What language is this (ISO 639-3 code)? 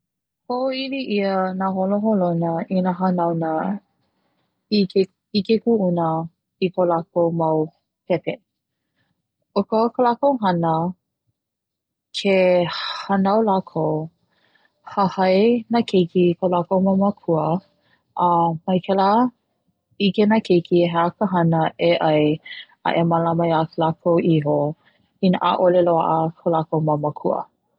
haw